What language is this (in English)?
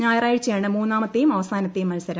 Malayalam